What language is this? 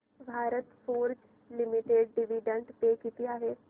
Marathi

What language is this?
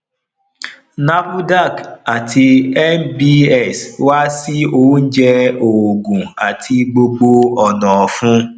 Yoruba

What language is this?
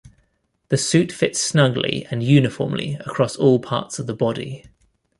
English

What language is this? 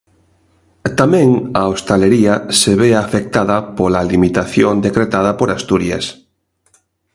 Galician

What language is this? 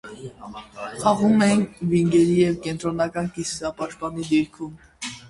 Armenian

